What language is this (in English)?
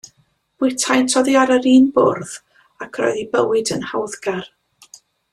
Welsh